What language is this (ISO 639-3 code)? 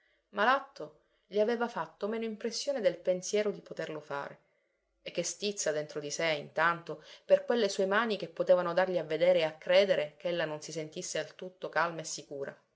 ita